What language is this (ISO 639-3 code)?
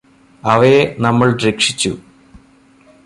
mal